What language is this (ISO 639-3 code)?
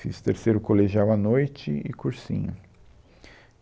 por